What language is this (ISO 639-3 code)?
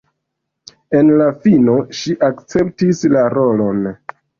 epo